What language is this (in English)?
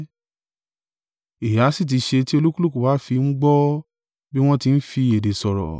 Yoruba